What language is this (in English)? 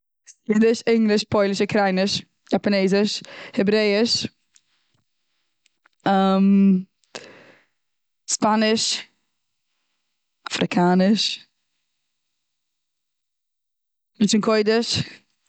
Yiddish